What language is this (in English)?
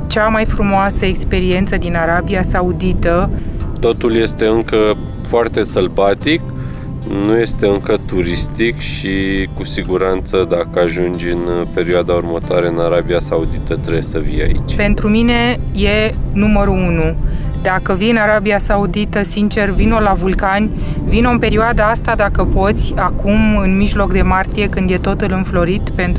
Romanian